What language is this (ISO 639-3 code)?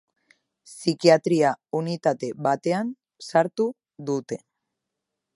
eus